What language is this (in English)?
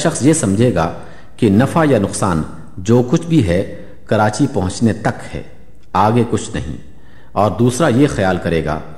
Urdu